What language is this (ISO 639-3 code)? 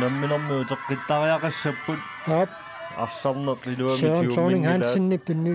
fra